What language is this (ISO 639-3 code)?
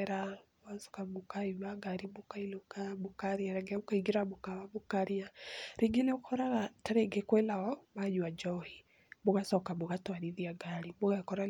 kik